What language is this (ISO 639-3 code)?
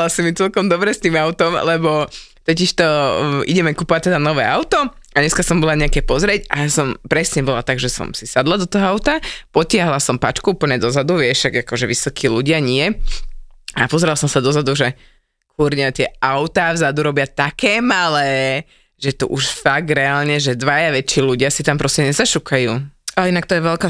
slk